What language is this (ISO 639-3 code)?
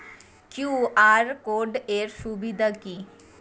ben